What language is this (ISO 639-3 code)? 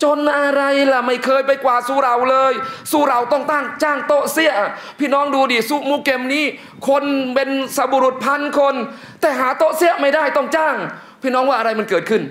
tha